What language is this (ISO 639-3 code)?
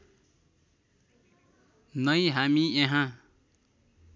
nep